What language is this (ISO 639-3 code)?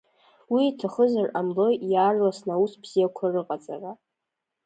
abk